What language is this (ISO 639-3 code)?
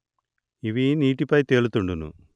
tel